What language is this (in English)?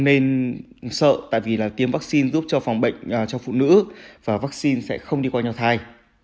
Vietnamese